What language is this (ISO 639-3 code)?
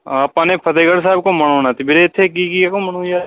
pan